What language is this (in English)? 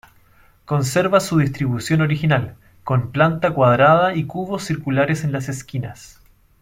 Spanish